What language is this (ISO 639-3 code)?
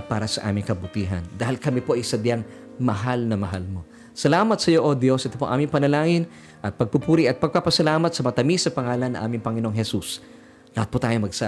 fil